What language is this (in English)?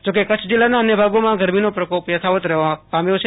Gujarati